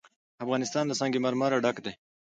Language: Pashto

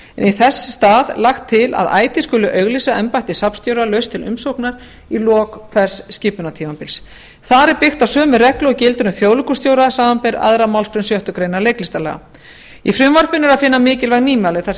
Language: Icelandic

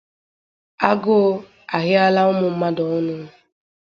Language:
Igbo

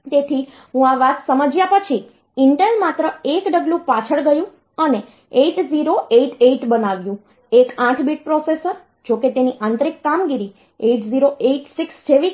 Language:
Gujarati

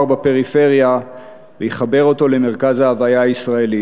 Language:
Hebrew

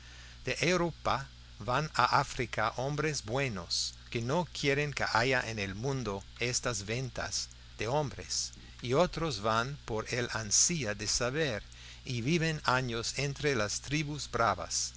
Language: Spanish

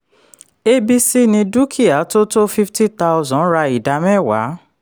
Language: Yoruba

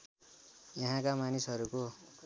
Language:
Nepali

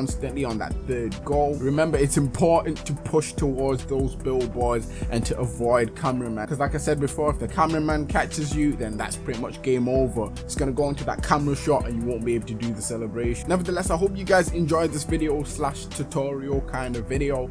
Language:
English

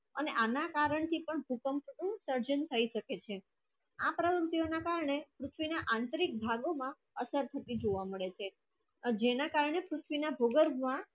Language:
Gujarati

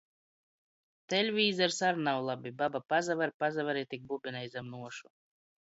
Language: Latgalian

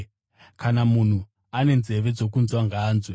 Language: Shona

